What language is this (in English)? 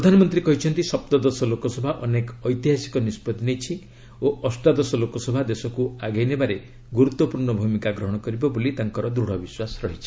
Odia